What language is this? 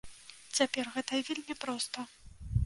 Belarusian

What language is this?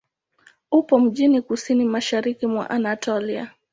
Swahili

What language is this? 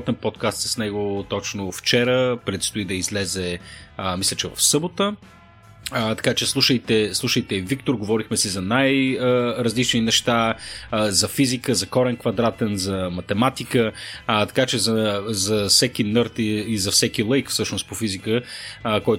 Bulgarian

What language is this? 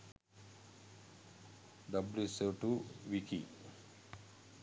Sinhala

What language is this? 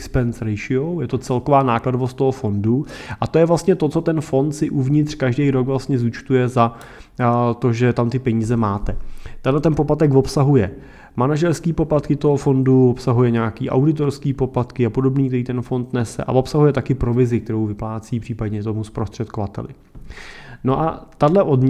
Czech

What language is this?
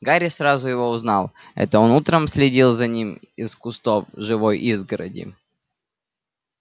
Russian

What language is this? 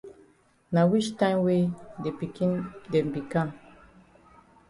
Cameroon Pidgin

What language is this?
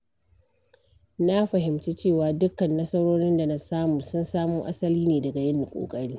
Hausa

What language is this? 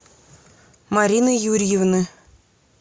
Russian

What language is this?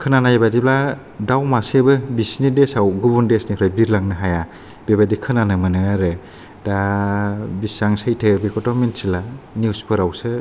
Bodo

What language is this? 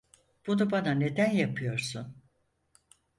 Turkish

